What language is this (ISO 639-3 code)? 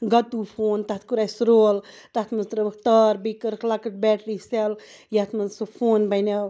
kas